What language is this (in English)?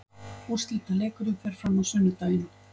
Icelandic